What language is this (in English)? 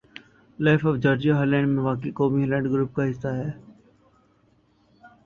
Urdu